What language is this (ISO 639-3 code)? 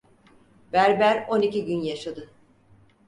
tur